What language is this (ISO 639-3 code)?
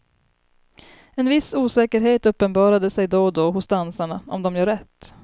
swe